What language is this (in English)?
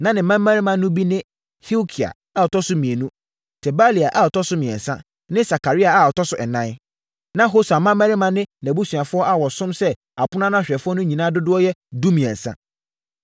Akan